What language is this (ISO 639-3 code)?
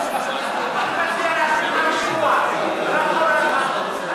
heb